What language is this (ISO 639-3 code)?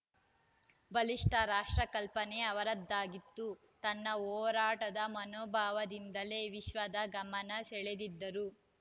kan